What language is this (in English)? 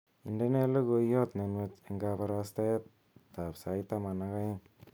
Kalenjin